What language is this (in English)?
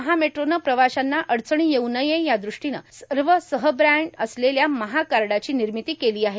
Marathi